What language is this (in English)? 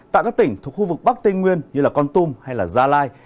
Vietnamese